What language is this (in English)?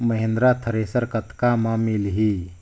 Chhattisgarhi